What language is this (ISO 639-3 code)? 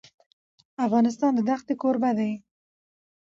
pus